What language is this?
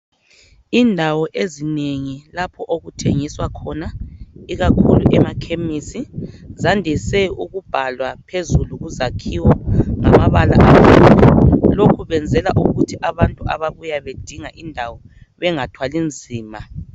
North Ndebele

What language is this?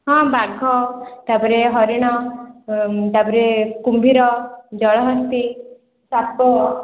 Odia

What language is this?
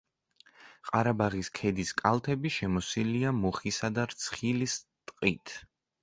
Georgian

